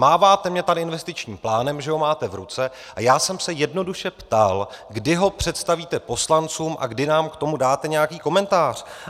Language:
Czech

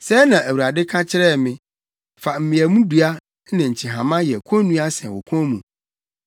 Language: Akan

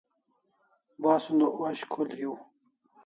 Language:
Kalasha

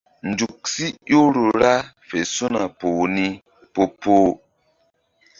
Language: Mbum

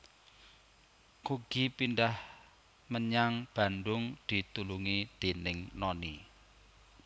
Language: Javanese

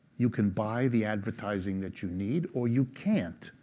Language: English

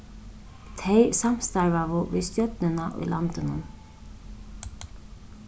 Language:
Faroese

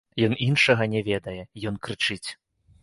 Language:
Belarusian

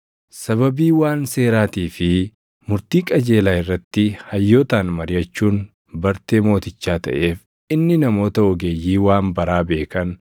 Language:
Oromo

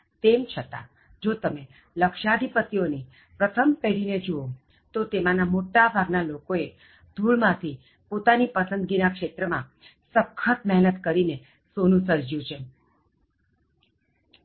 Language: Gujarati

